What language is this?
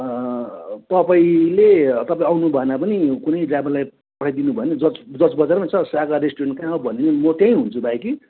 Nepali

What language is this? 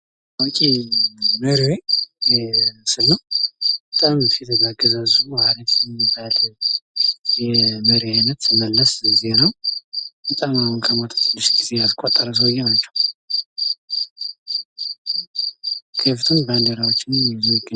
Amharic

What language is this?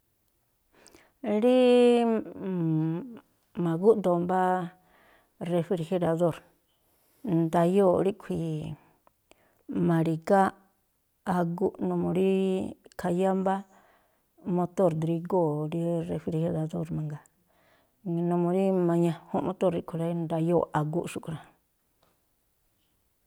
Tlacoapa Me'phaa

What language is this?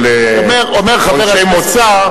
Hebrew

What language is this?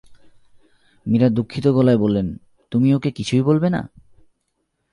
Bangla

